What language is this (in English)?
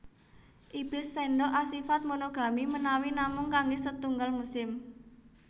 Javanese